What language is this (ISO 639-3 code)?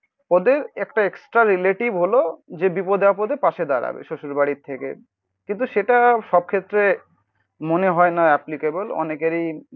ben